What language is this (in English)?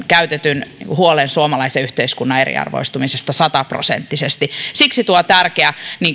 Finnish